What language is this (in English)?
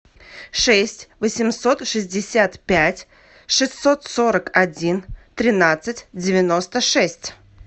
Russian